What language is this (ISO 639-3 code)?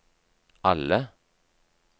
nor